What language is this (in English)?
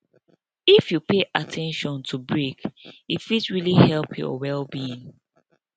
Nigerian Pidgin